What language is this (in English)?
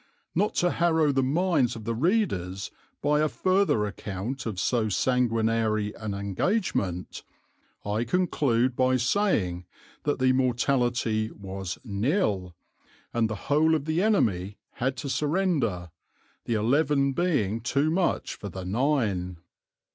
English